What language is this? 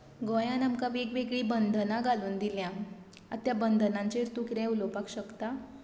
Konkani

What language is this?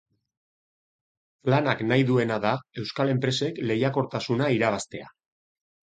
Basque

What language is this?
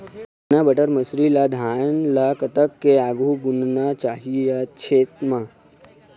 Chhattisgarhi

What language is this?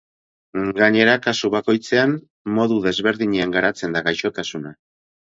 Basque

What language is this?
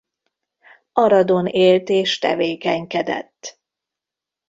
Hungarian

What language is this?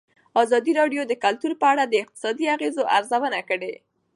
Pashto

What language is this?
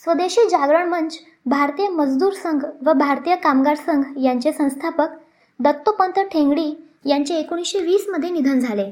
Marathi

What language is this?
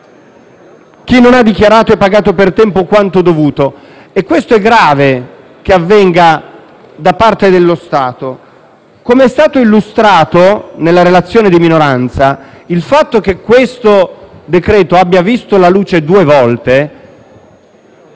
Italian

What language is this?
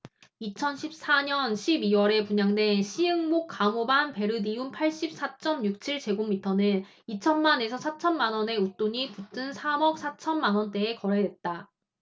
Korean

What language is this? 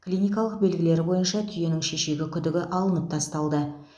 Kazakh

